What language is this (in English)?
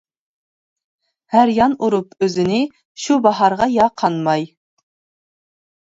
Uyghur